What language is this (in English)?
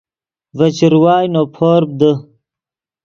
Yidgha